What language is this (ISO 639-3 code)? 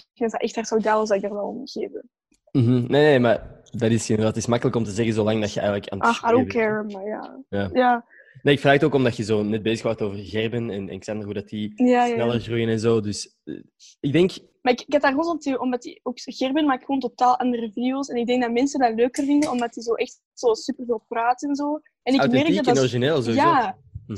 nld